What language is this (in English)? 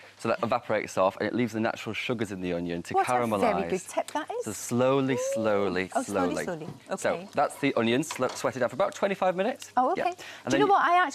English